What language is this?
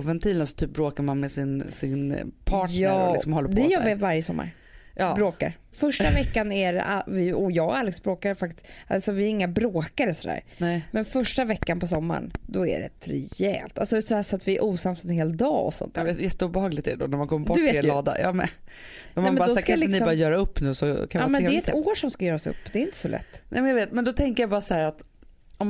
Swedish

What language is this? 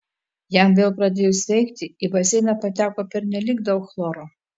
Lithuanian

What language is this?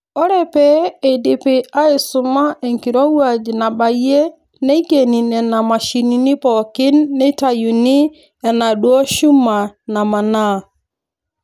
Masai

